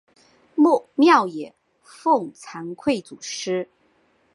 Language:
Chinese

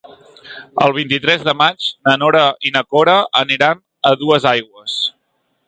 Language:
Catalan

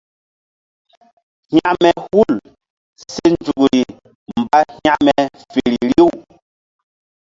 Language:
Mbum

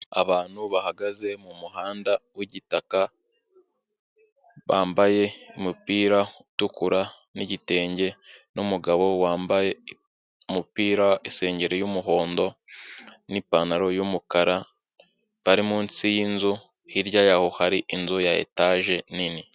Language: Kinyarwanda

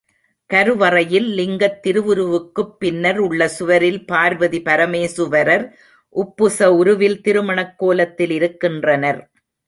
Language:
Tamil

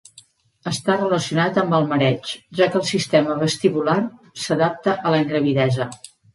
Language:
Catalan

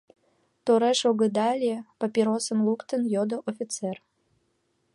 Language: Mari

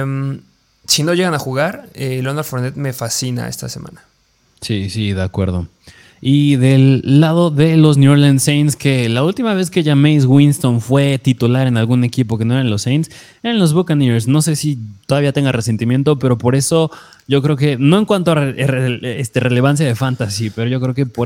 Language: Spanish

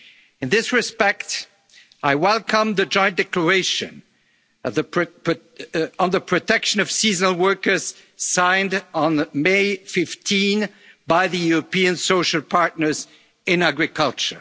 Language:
English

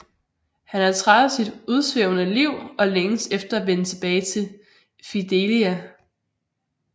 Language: Danish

